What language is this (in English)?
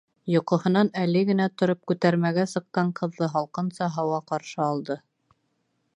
Bashkir